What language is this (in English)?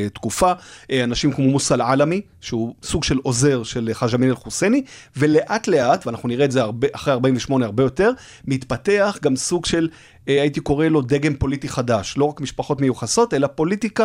Hebrew